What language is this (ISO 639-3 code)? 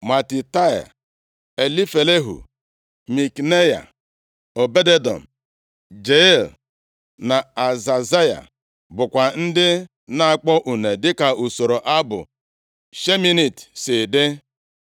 ibo